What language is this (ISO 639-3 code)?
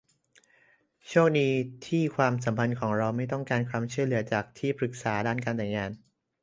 tha